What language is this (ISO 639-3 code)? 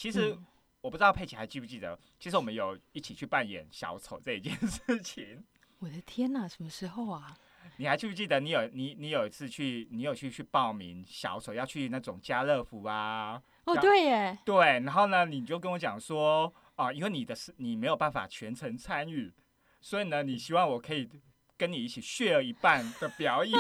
zho